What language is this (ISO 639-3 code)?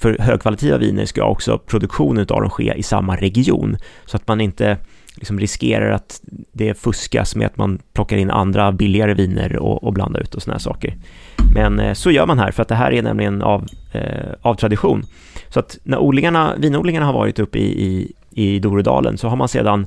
swe